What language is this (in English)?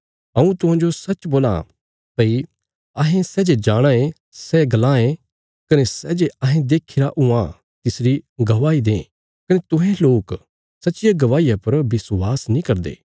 Bilaspuri